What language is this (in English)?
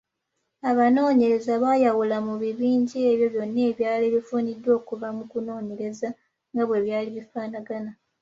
Ganda